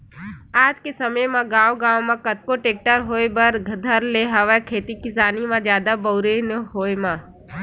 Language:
Chhattisgarhi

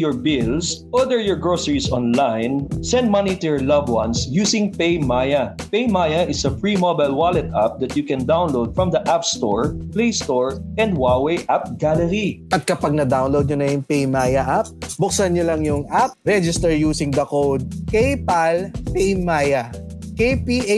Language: Filipino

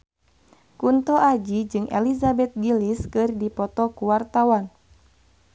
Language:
Sundanese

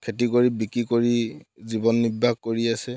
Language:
Assamese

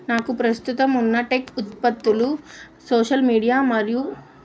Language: Telugu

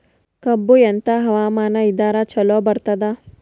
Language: Kannada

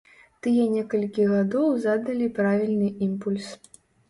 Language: Belarusian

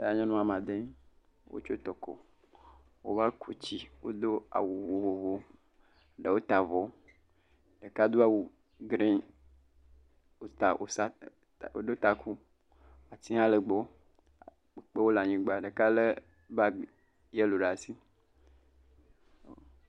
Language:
Ewe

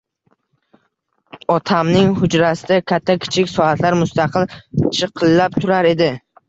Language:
Uzbek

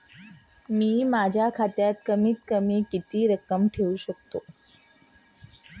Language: Marathi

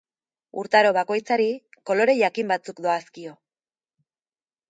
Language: Basque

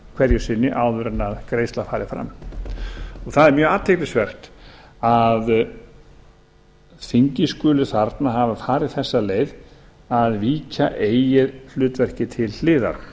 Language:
Icelandic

